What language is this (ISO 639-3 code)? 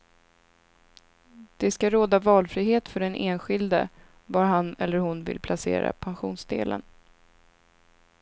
swe